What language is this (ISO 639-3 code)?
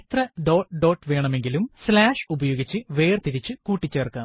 mal